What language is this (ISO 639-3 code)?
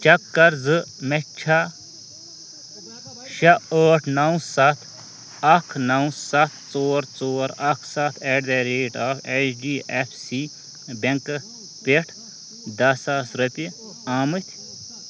kas